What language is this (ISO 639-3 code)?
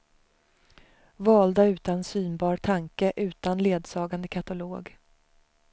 swe